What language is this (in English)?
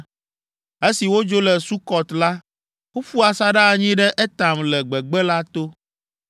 Ewe